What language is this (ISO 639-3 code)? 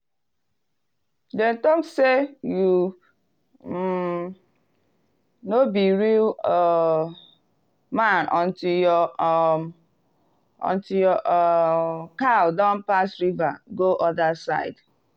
pcm